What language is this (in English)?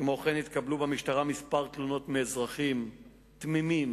Hebrew